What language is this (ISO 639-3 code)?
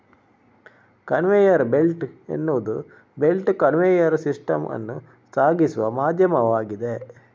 kan